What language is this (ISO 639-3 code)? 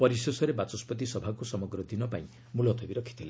ori